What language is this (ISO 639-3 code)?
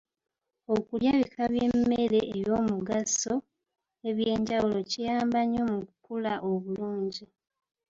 lug